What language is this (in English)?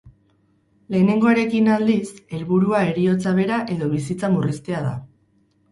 Basque